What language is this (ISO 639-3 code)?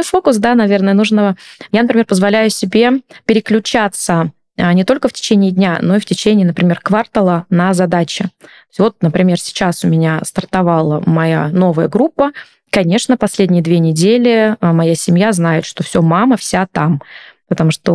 rus